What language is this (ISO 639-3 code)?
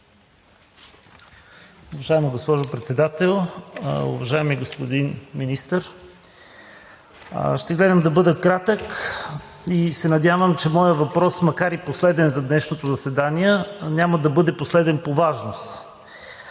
bul